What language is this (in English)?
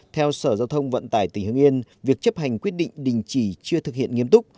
Vietnamese